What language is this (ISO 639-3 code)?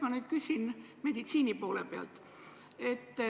est